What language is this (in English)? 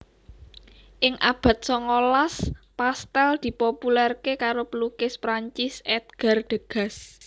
Javanese